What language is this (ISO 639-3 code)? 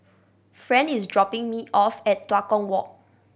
eng